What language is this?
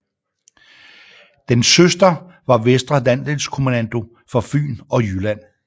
Danish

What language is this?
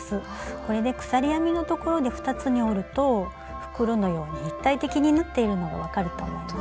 Japanese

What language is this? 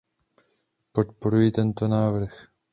Czech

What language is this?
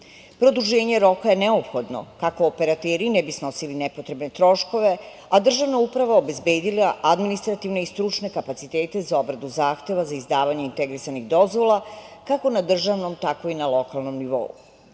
Serbian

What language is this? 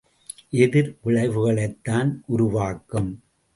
Tamil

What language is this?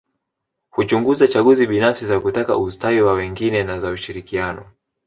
Swahili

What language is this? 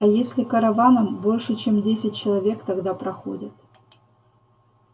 Russian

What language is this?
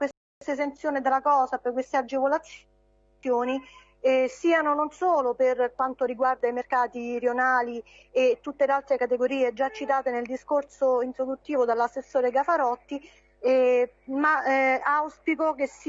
Italian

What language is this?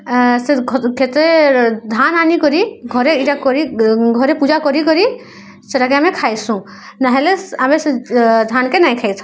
Odia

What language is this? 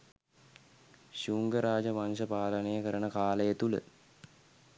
Sinhala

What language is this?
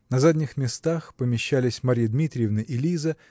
Russian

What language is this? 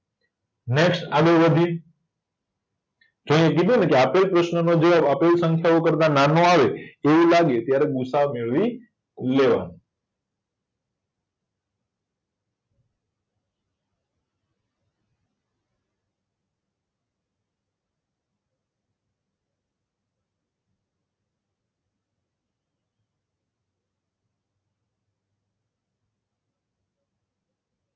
Gujarati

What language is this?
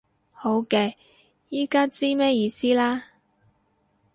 Cantonese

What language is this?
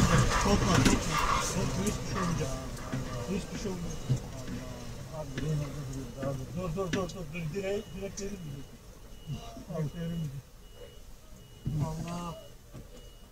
Turkish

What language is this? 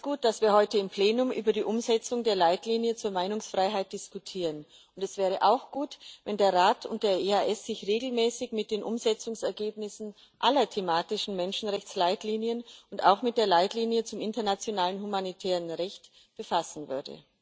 German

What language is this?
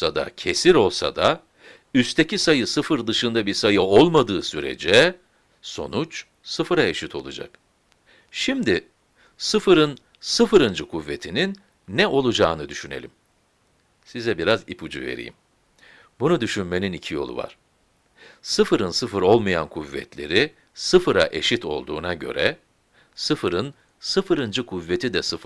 Turkish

